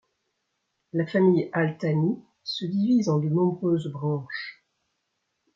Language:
French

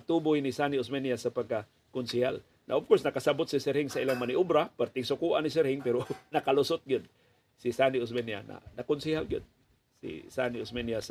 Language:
Filipino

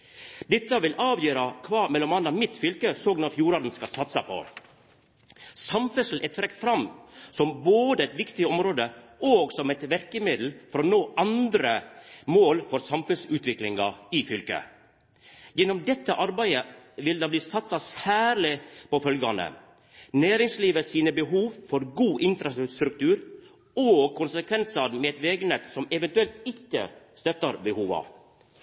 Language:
Norwegian Nynorsk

